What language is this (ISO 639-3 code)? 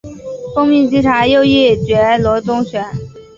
zho